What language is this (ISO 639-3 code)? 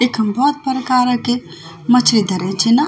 gbm